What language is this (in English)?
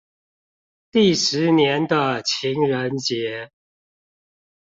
Chinese